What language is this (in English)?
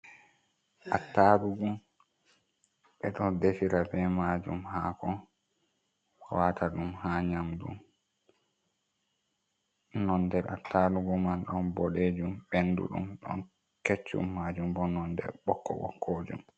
Fula